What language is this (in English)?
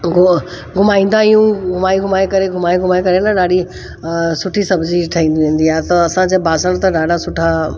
Sindhi